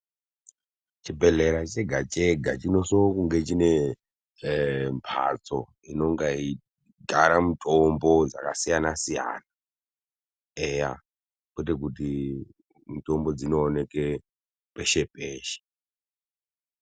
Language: Ndau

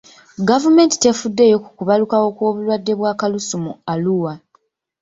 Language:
Ganda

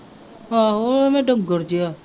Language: Punjabi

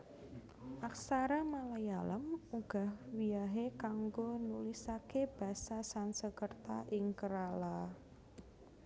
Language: Javanese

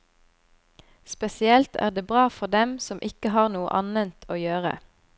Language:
Norwegian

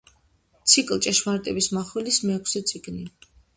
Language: Georgian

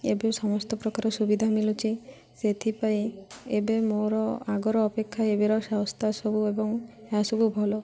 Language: Odia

